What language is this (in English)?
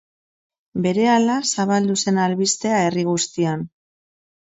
Basque